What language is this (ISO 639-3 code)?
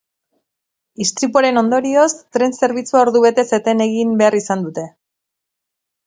eus